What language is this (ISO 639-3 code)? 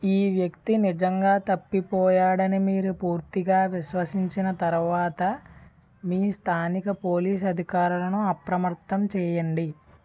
tel